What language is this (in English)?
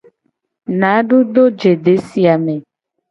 Gen